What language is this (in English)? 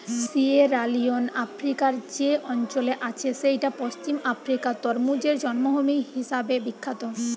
Bangla